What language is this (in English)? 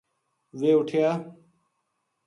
Gujari